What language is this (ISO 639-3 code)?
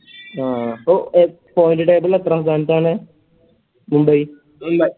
mal